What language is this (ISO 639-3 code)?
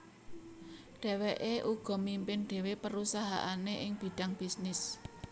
jav